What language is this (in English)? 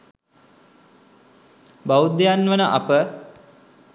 Sinhala